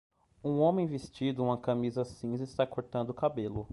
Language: Portuguese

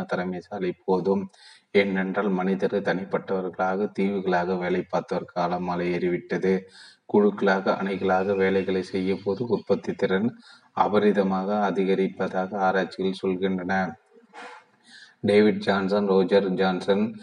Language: Tamil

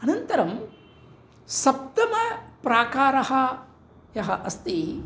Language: Sanskrit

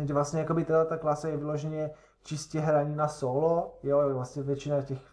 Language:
Czech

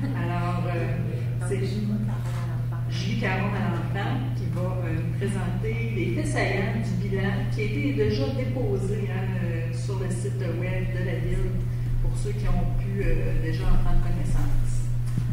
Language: French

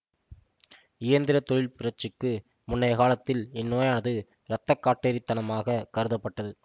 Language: Tamil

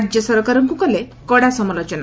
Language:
Odia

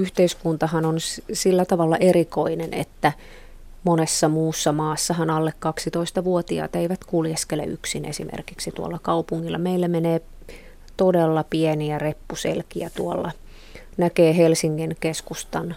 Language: Finnish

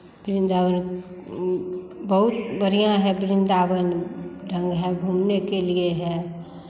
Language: Hindi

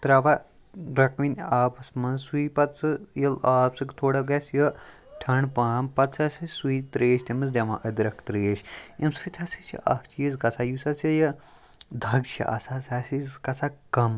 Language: Kashmiri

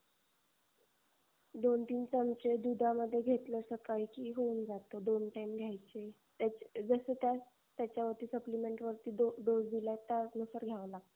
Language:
Marathi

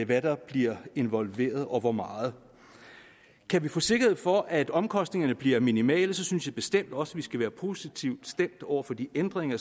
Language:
Danish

